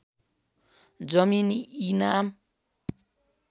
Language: Nepali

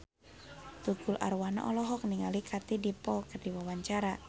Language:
Sundanese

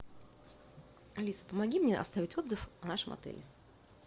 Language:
Russian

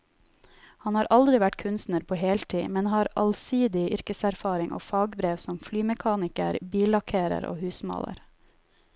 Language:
Norwegian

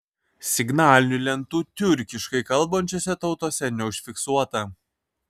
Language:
Lithuanian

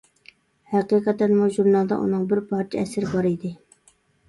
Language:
Uyghur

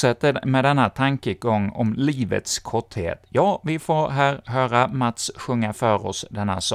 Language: Swedish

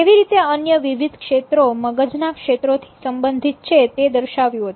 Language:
Gujarati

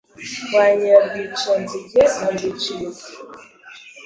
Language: Kinyarwanda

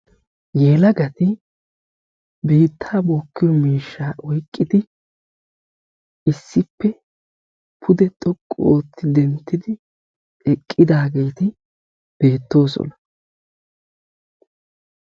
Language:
Wolaytta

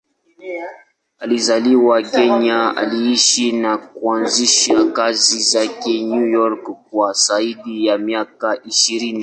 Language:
Swahili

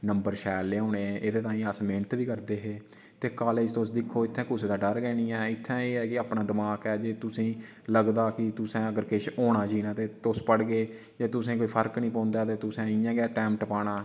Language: Dogri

